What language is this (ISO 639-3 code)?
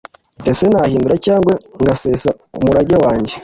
kin